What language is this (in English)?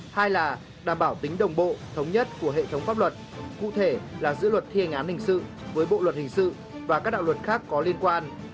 Vietnamese